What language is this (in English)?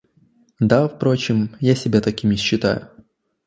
Russian